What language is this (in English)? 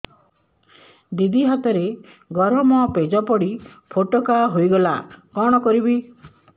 Odia